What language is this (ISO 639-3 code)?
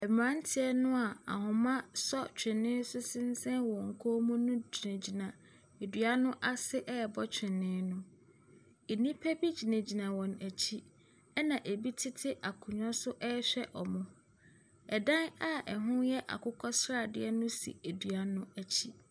aka